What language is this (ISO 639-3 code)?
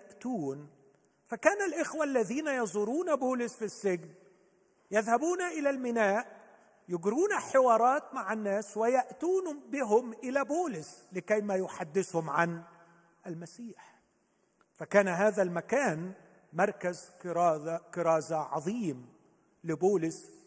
ara